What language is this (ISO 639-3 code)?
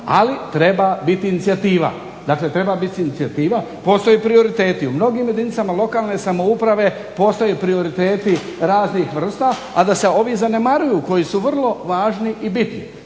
hrv